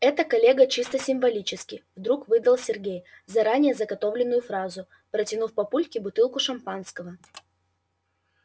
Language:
Russian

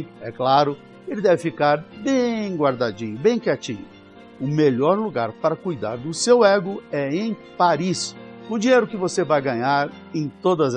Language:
Portuguese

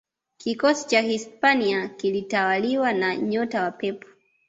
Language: Swahili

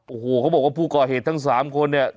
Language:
Thai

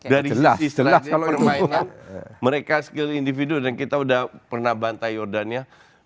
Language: Indonesian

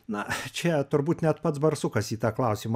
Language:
Lithuanian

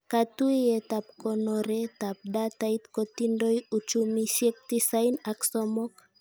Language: Kalenjin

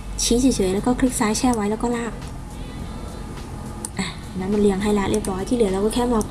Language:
Thai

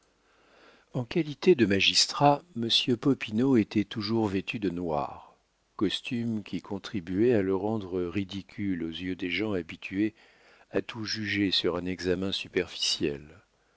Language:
French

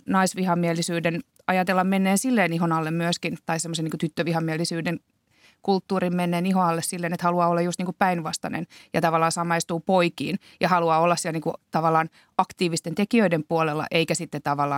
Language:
Finnish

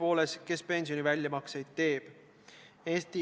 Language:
Estonian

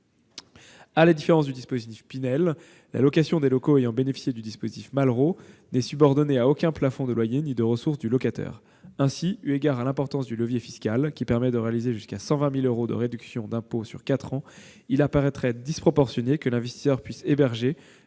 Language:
French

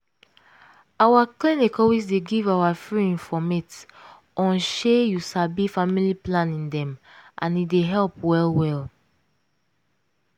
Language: Nigerian Pidgin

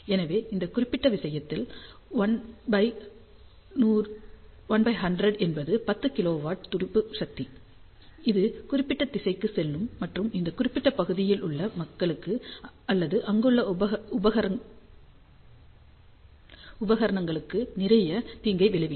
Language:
Tamil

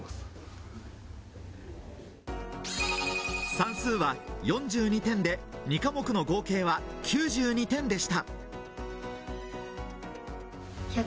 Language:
Japanese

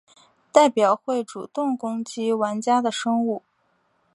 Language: Chinese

